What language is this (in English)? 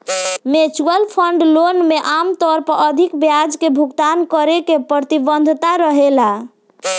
Bhojpuri